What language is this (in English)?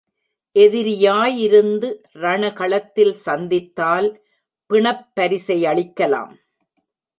Tamil